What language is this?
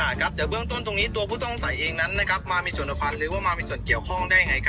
Thai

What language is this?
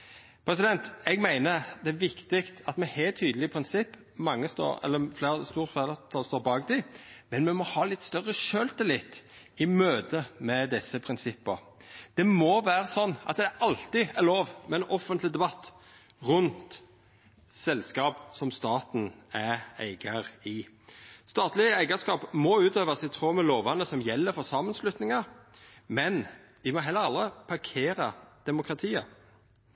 Norwegian Nynorsk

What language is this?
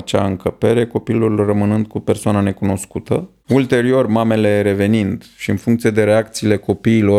Romanian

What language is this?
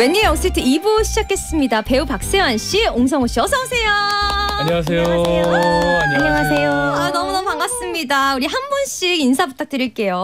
Korean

